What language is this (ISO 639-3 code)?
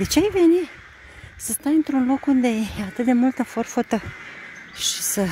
ron